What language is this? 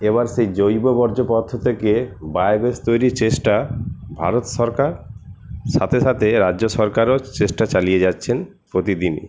Bangla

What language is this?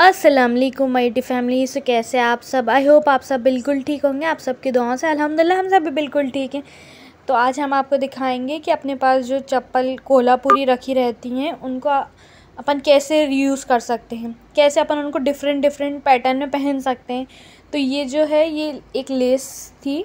Hindi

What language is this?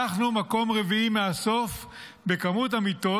Hebrew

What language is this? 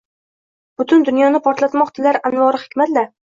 Uzbek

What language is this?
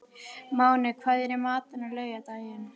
Icelandic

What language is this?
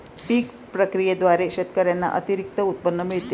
Marathi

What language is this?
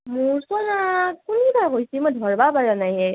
Assamese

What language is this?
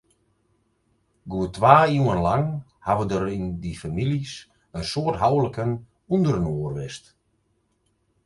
Western Frisian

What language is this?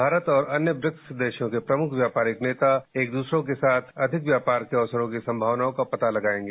Hindi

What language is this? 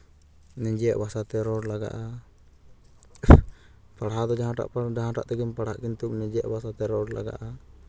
Santali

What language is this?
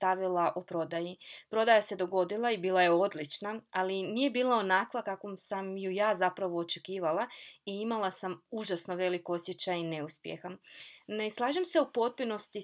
Croatian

